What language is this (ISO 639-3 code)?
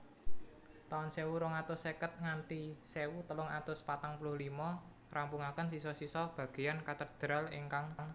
jav